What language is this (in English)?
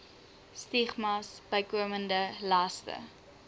Afrikaans